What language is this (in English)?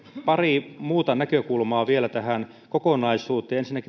Finnish